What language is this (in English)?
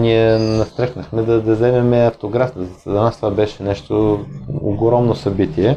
Bulgarian